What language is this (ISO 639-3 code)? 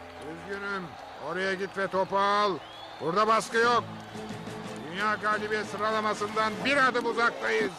tur